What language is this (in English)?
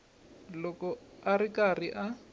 Tsonga